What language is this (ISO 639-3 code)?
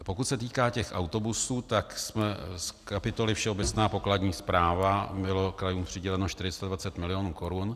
ces